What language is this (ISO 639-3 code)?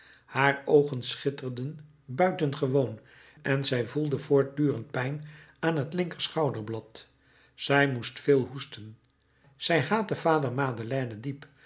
nld